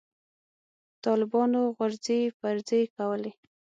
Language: Pashto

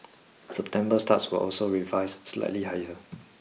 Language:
English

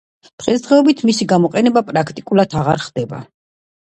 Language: Georgian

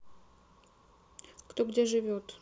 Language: Russian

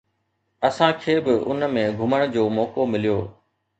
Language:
Sindhi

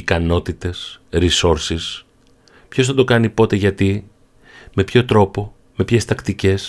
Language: Greek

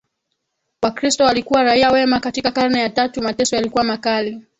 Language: Swahili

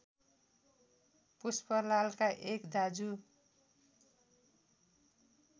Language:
Nepali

